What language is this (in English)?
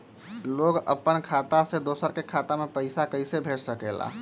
Magahi